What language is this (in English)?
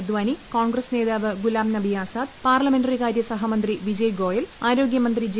Malayalam